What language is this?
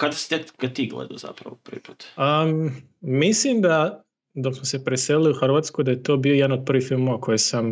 Croatian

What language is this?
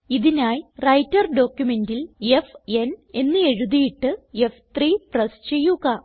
Malayalam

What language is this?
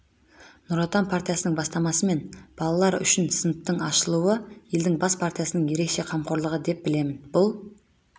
Kazakh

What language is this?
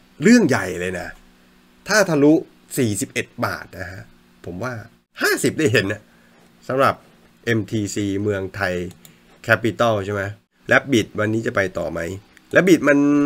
Thai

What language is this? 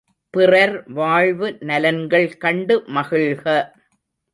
Tamil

